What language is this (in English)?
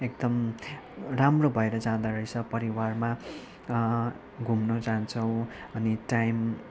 Nepali